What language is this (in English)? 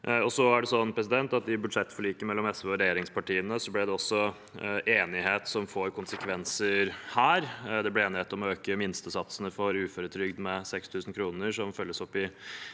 Norwegian